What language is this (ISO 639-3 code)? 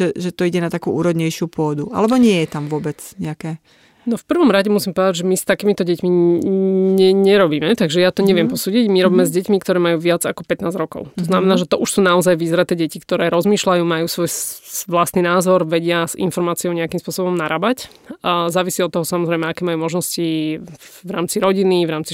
slk